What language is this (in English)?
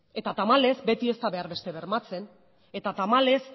Basque